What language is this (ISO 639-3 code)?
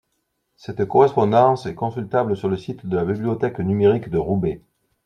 fra